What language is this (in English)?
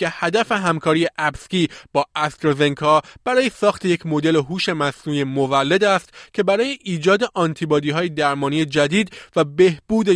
Persian